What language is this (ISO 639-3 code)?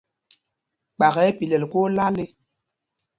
mgg